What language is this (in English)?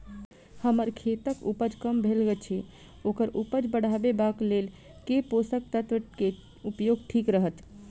Maithili